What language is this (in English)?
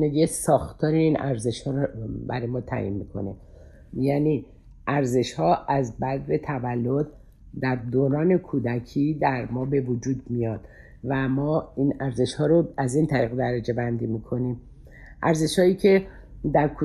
Persian